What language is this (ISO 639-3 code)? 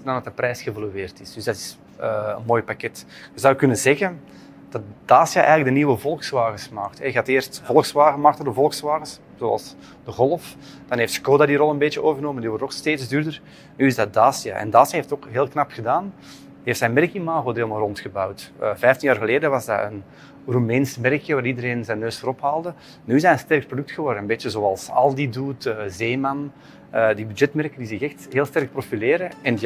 nld